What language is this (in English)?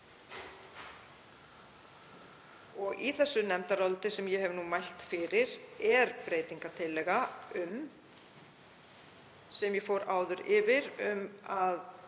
Icelandic